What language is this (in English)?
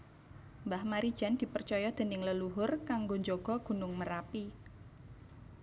Javanese